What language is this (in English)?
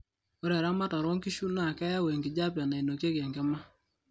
Masai